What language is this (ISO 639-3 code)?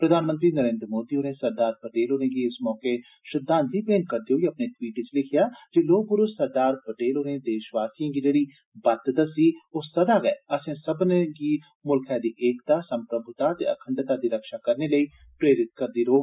doi